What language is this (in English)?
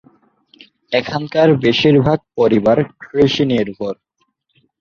Bangla